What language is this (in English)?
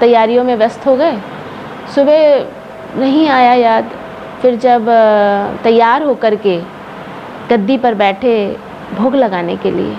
Hindi